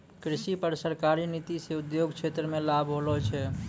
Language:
Maithili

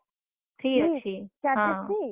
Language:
Odia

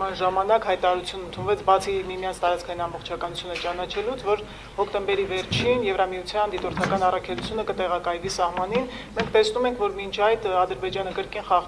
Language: Arabic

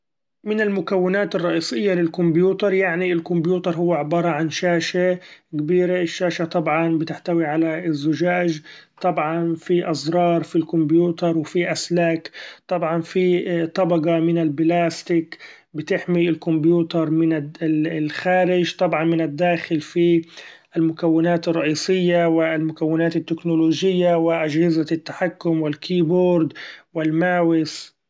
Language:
Gulf Arabic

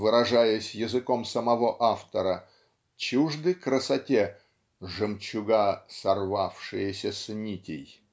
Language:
Russian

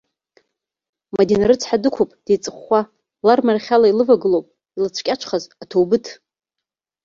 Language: Abkhazian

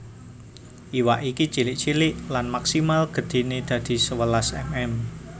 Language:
Javanese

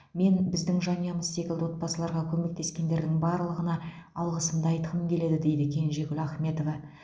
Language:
Kazakh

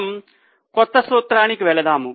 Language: Telugu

